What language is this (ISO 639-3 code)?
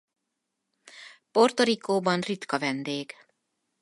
hun